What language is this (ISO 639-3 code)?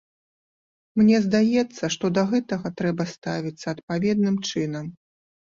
bel